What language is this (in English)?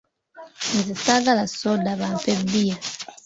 Ganda